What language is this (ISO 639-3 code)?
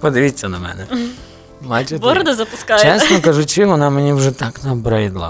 ukr